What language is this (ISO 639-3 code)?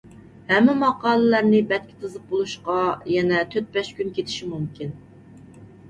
uig